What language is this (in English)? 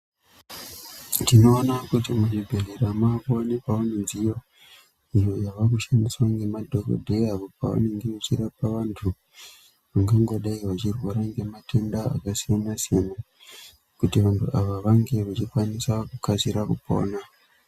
Ndau